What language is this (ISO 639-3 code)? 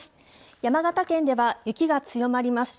jpn